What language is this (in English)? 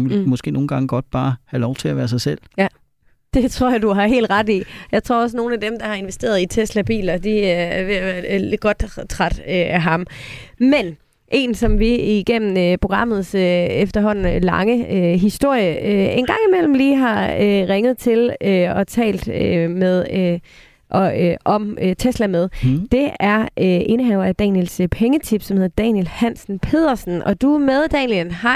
Danish